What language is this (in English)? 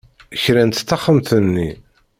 Kabyle